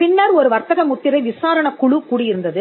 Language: Tamil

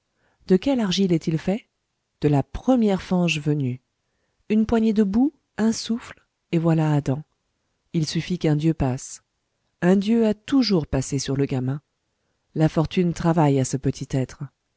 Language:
French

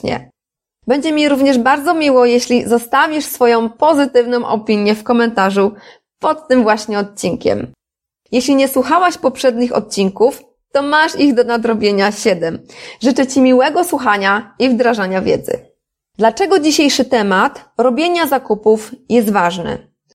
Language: Polish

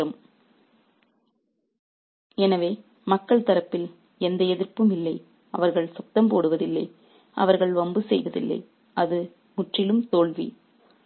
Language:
Tamil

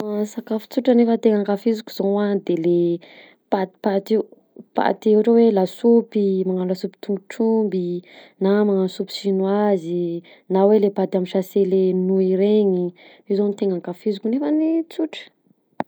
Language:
Southern Betsimisaraka Malagasy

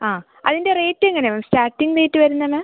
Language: Malayalam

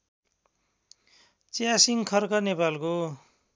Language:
Nepali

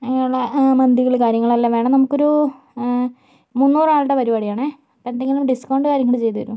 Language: Malayalam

